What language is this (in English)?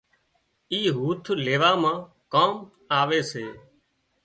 Wadiyara Koli